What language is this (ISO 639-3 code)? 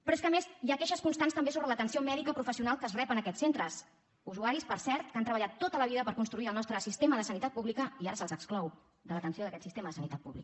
cat